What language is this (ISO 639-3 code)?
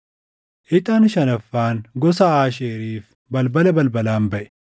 orm